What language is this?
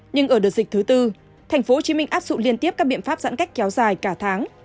Vietnamese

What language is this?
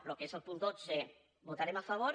Catalan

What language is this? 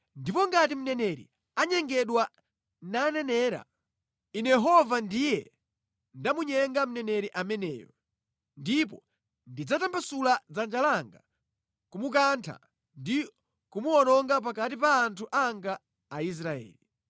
Nyanja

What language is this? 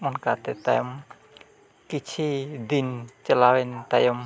Santali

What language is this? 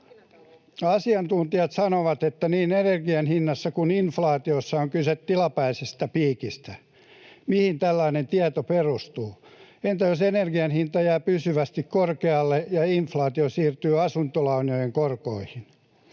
Finnish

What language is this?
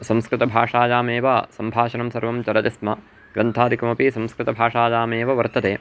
Sanskrit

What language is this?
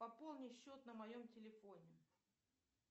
Russian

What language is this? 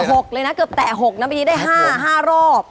Thai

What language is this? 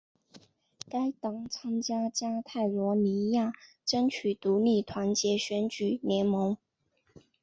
Chinese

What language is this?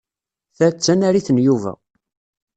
Kabyle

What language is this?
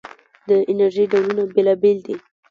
Pashto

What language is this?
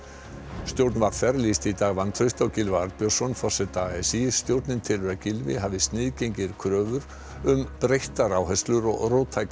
Icelandic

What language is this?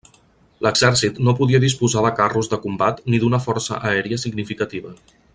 Catalan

